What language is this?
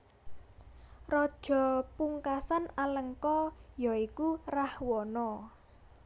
Javanese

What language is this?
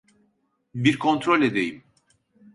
Turkish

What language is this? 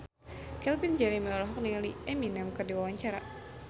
Sundanese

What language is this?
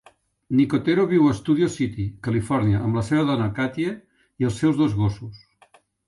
Catalan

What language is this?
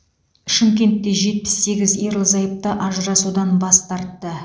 Kazakh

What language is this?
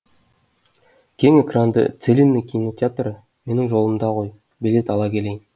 Kazakh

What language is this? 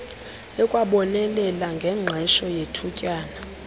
Xhosa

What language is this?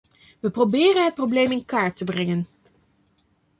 Dutch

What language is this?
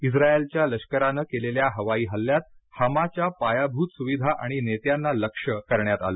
Marathi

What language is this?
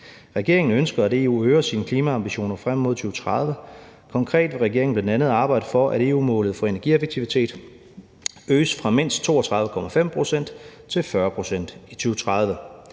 Danish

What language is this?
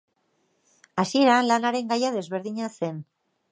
Basque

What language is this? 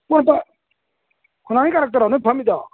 Manipuri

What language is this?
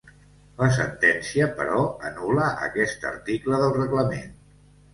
Catalan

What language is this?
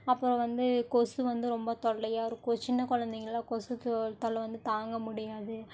Tamil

